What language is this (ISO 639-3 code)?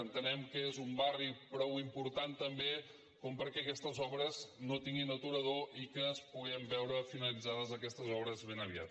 cat